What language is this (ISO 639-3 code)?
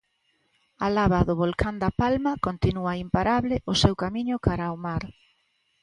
glg